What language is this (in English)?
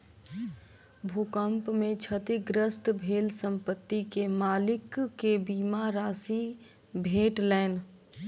Maithili